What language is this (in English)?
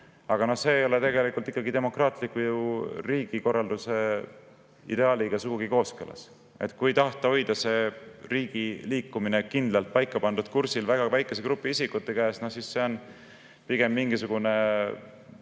Estonian